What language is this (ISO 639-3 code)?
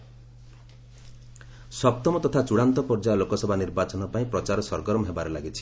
ori